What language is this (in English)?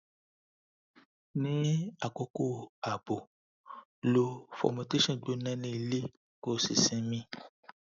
Yoruba